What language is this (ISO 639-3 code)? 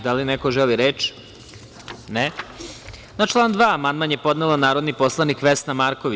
srp